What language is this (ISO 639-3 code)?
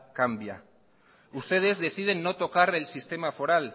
spa